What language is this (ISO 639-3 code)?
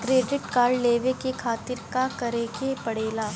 bho